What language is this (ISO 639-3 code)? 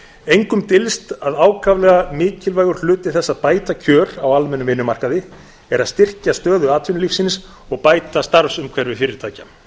isl